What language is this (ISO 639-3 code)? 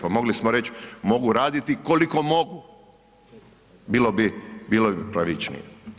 hrv